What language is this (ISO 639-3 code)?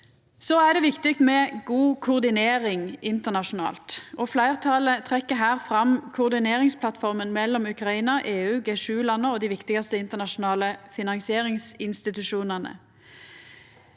nor